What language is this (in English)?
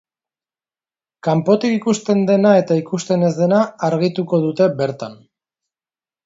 Basque